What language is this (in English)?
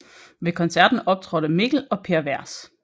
Danish